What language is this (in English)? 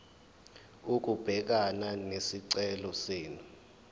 Zulu